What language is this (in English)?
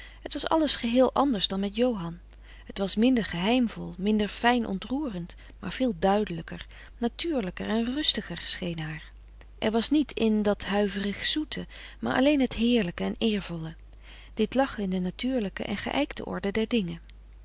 Dutch